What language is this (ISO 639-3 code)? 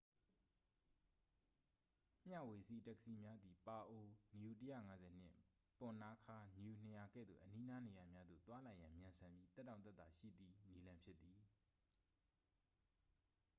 mya